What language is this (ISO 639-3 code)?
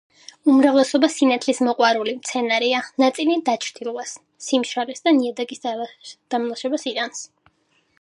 kat